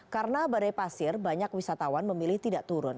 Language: Indonesian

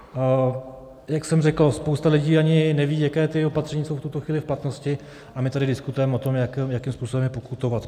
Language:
Czech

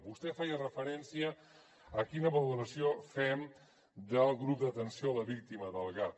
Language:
Catalan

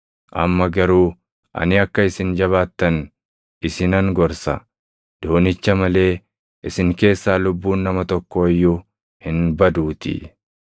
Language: Oromo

